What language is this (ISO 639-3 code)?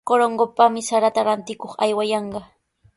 qws